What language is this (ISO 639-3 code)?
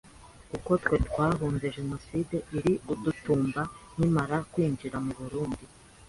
kin